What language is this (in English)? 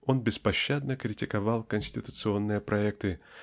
Russian